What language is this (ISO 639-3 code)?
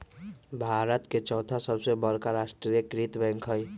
mag